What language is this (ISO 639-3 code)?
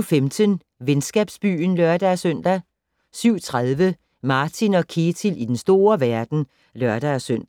dan